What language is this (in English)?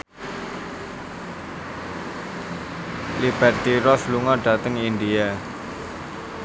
Javanese